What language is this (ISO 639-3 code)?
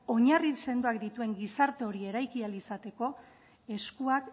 eus